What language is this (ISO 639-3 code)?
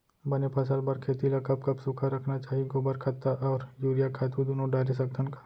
hne